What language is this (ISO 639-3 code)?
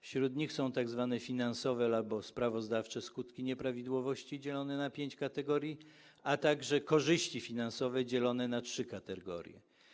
pol